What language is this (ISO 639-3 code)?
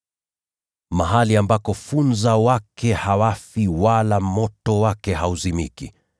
swa